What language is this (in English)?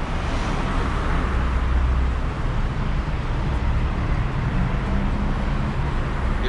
Korean